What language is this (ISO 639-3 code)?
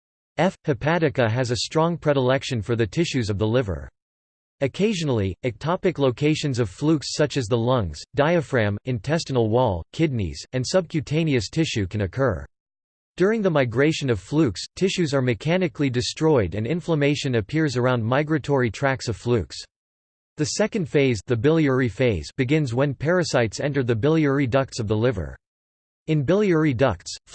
eng